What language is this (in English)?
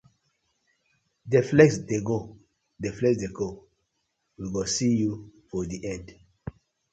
Nigerian Pidgin